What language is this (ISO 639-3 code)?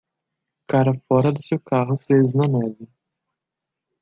por